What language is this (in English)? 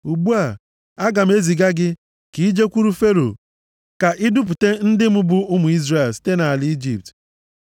Igbo